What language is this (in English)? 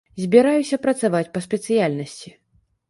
Belarusian